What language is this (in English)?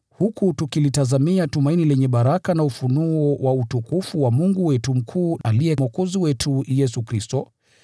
Swahili